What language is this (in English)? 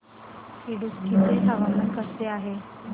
Marathi